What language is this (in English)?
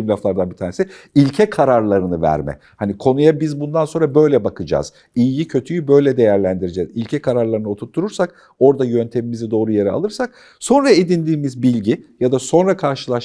Turkish